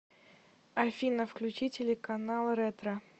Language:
Russian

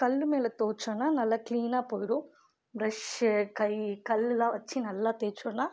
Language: Tamil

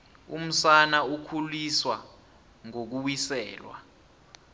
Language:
South Ndebele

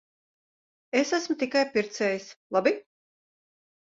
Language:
Latvian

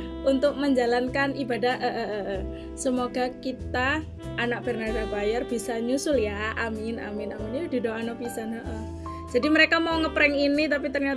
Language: Indonesian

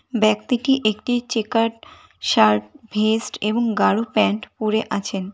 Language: Bangla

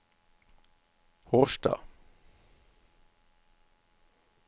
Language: Norwegian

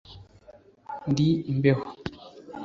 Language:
Kinyarwanda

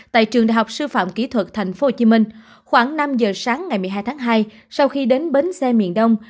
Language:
Vietnamese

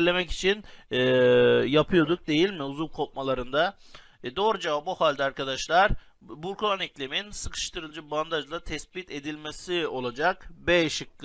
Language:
Turkish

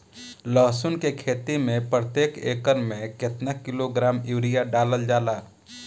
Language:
Bhojpuri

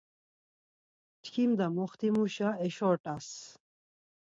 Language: Laz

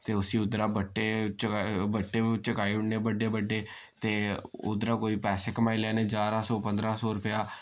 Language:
Dogri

